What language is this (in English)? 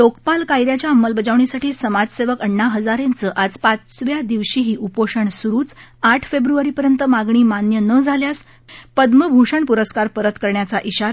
Marathi